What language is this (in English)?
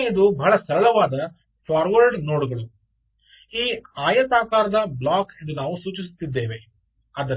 Kannada